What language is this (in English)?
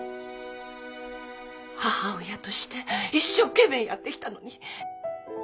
Japanese